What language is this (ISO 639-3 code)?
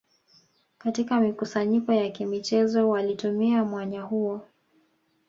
swa